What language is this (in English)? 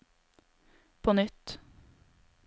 Norwegian